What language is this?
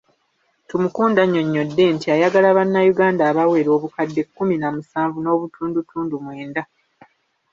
Ganda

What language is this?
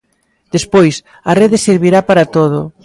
Galician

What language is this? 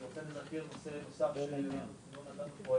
Hebrew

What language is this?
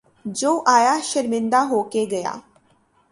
Urdu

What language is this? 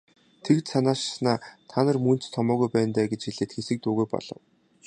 Mongolian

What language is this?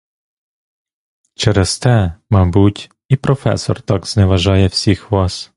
Ukrainian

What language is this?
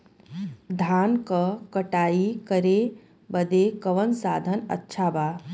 Bhojpuri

